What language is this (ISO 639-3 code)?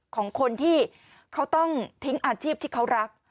tha